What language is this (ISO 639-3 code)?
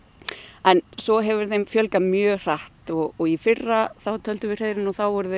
isl